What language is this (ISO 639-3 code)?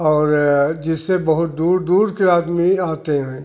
hin